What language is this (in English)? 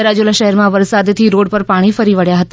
Gujarati